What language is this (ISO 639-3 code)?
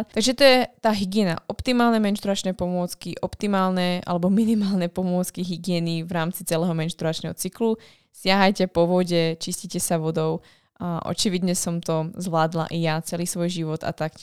slk